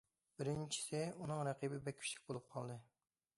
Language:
Uyghur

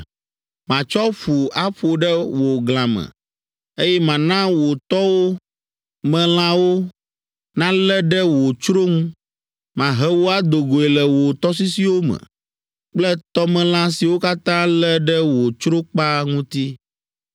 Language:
Ewe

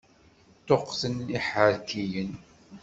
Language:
Kabyle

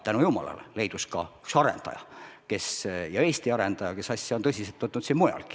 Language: Estonian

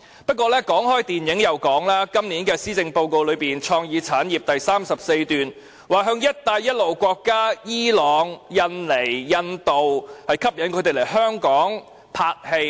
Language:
Cantonese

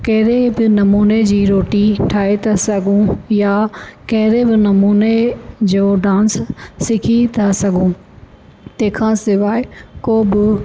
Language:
Sindhi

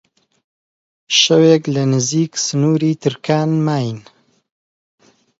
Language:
Central Kurdish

